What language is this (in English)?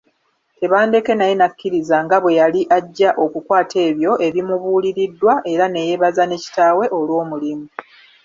Ganda